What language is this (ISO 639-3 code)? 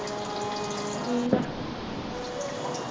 pan